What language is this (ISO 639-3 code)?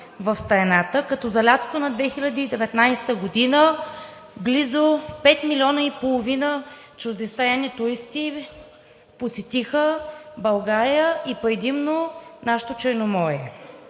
bul